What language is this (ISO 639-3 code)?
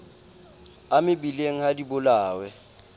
sot